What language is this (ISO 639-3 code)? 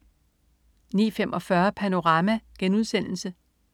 dan